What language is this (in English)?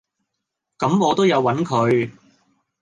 Cantonese